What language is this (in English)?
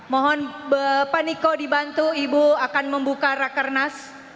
Indonesian